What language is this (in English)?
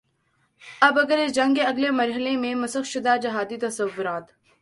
Urdu